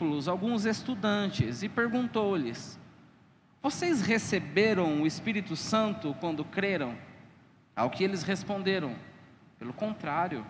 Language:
Portuguese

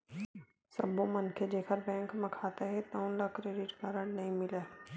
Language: Chhattisgarhi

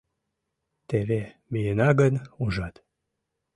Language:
Mari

